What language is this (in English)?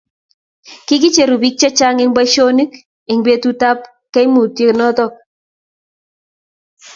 Kalenjin